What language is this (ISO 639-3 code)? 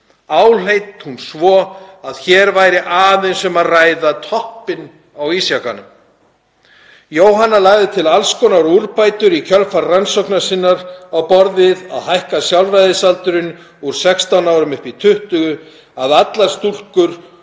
isl